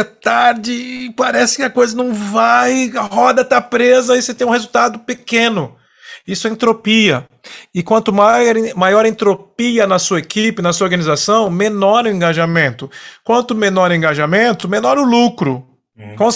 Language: Portuguese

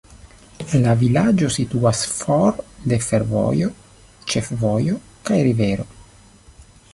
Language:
Esperanto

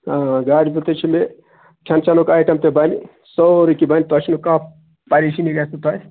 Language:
Kashmiri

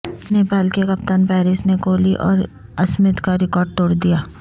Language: Urdu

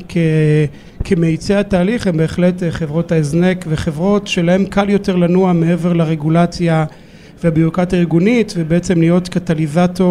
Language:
Hebrew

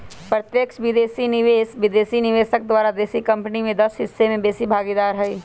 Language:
Magahi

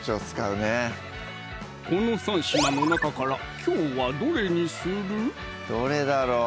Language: Japanese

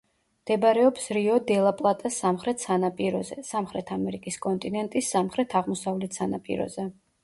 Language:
Georgian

